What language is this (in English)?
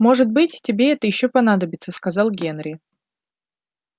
Russian